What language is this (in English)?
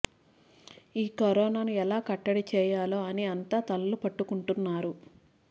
Telugu